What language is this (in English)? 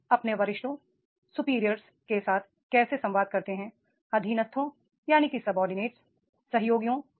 Hindi